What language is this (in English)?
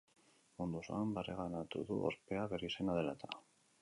Basque